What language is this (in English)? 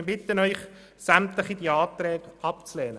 Swiss German